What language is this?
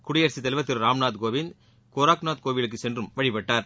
Tamil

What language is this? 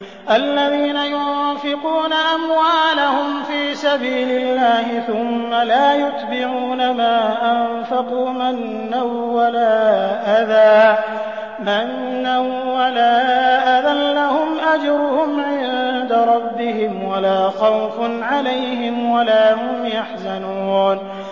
Arabic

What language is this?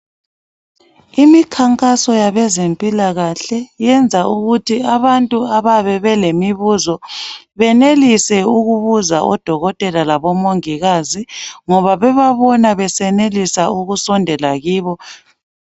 North Ndebele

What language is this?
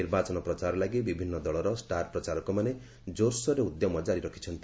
Odia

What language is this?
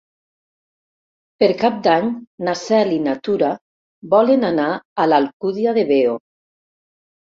Catalan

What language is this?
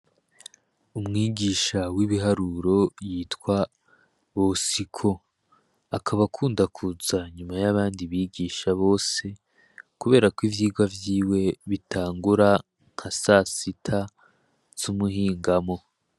Rundi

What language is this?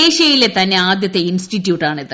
Malayalam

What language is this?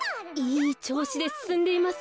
Japanese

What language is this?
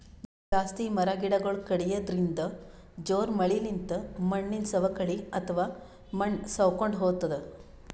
Kannada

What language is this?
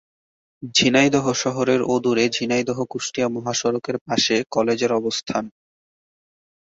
Bangla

